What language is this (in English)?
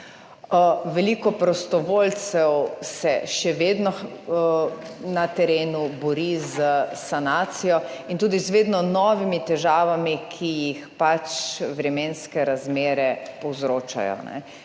Slovenian